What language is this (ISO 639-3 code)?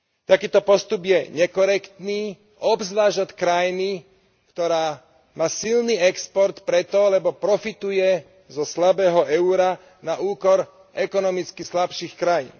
slk